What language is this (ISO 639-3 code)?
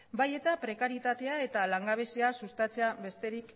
eus